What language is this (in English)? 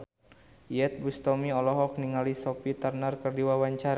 Sundanese